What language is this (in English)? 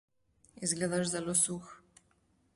Slovenian